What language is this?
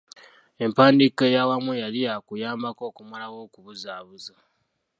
Ganda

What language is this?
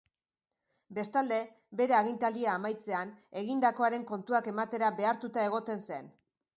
Basque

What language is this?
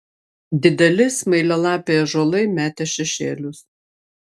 Lithuanian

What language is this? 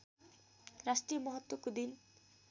Nepali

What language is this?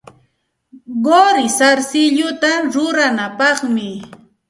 Santa Ana de Tusi Pasco Quechua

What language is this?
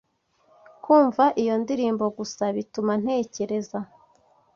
Kinyarwanda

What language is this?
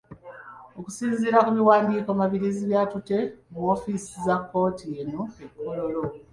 Ganda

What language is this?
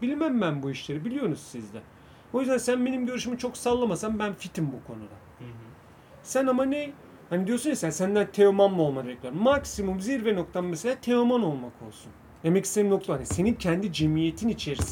Turkish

